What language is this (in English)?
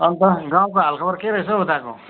Nepali